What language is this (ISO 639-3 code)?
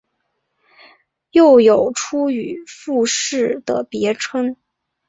zho